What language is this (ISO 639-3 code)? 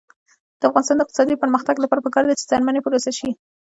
pus